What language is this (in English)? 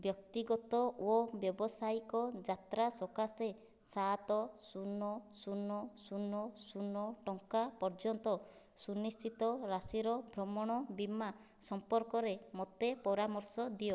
Odia